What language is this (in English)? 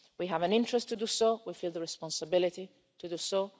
English